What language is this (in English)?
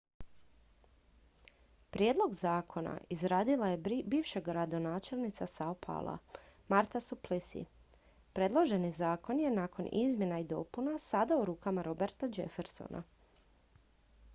Croatian